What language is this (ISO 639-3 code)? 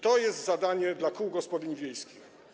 pol